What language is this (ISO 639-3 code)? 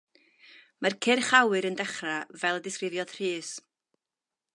cym